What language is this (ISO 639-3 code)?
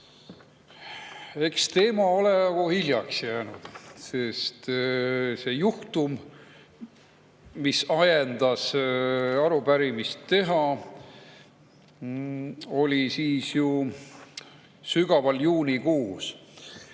est